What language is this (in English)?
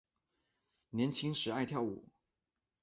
Chinese